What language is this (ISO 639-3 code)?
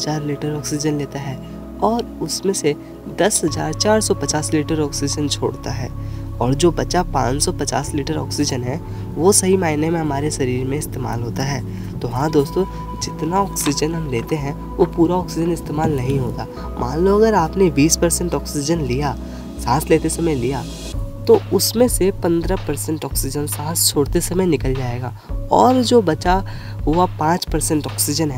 hin